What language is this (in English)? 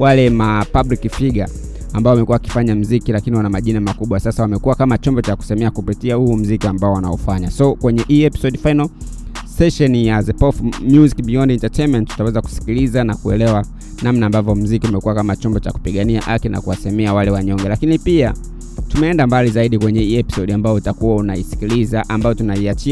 Swahili